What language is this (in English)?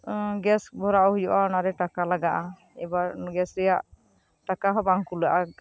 Santali